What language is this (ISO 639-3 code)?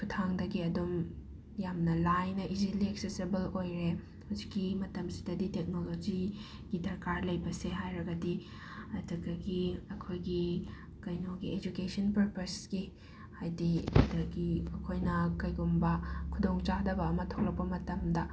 mni